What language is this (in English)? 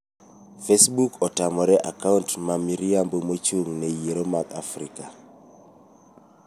Luo (Kenya and Tanzania)